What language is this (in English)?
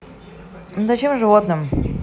Russian